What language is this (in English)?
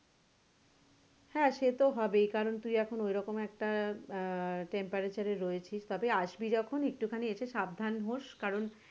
Bangla